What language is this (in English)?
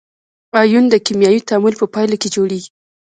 Pashto